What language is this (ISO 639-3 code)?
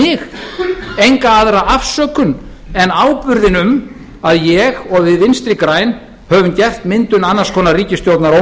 isl